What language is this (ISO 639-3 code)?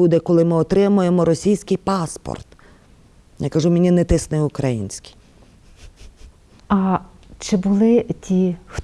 ukr